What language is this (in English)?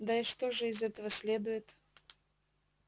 Russian